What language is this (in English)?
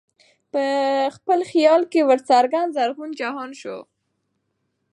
Pashto